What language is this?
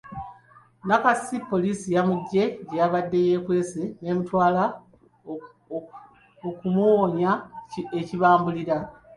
Ganda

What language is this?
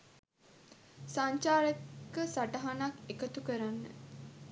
Sinhala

